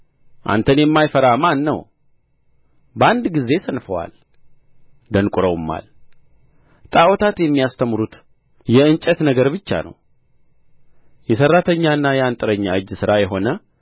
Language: Amharic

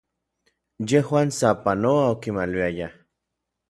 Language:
Orizaba Nahuatl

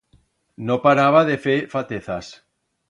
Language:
Aragonese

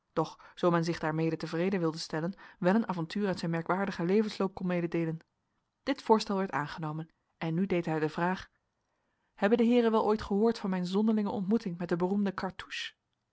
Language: Dutch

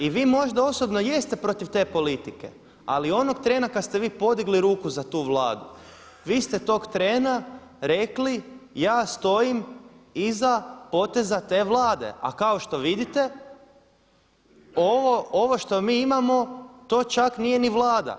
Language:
Croatian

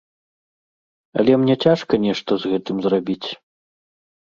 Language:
Belarusian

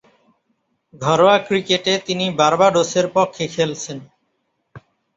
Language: Bangla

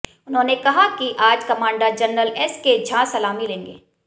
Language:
Hindi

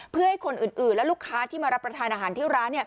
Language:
Thai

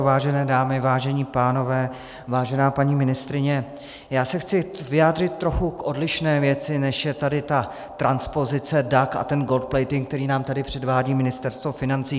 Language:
Czech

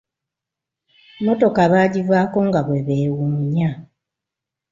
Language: Ganda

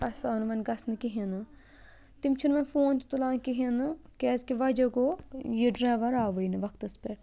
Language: Kashmiri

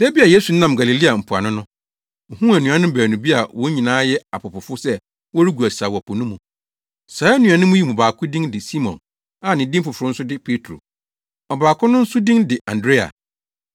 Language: Akan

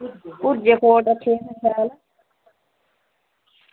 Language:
Dogri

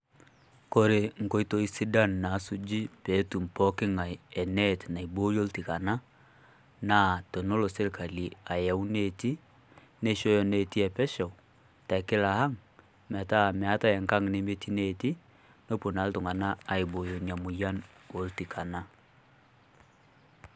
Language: Masai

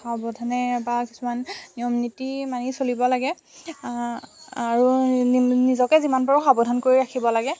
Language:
Assamese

